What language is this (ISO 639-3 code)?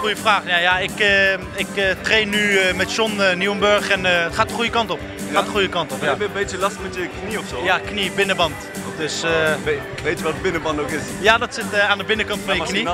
nld